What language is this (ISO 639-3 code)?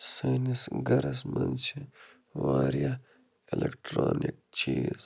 kas